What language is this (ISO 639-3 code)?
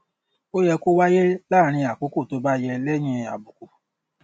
yor